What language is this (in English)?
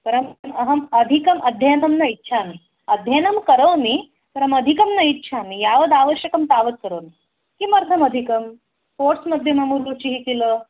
Sanskrit